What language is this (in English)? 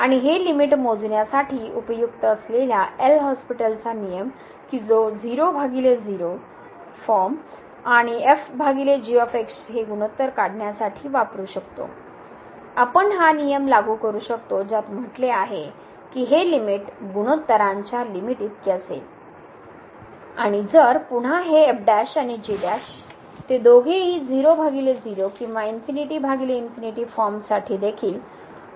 Marathi